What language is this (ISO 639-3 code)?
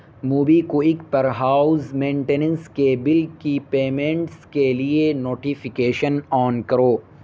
urd